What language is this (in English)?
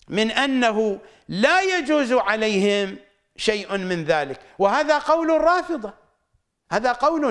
Arabic